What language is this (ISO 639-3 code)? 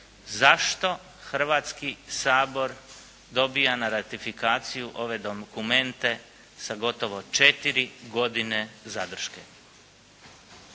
hrv